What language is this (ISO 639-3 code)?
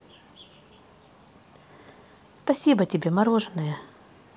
rus